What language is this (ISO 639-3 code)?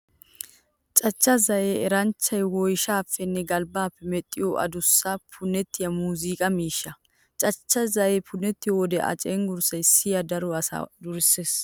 wal